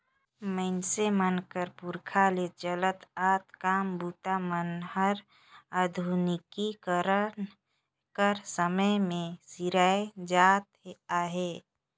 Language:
Chhattisgarhi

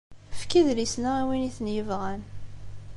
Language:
Kabyle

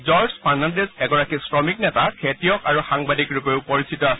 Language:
Assamese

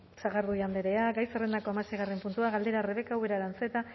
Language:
Basque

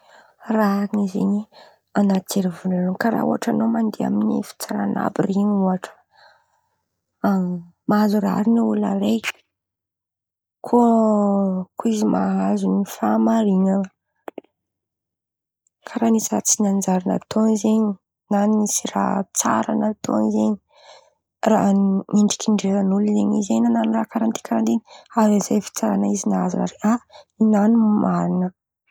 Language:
Antankarana Malagasy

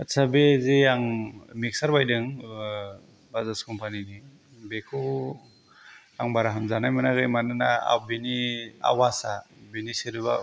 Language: Bodo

